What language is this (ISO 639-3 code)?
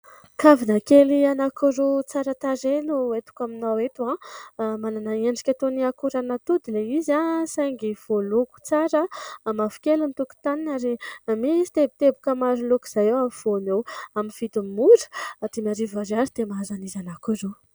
mlg